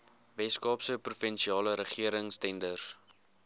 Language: Afrikaans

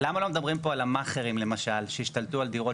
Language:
Hebrew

